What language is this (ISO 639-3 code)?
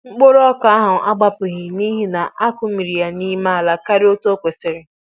ibo